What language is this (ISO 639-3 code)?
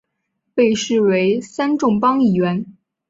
zho